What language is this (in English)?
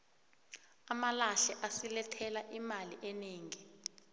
South Ndebele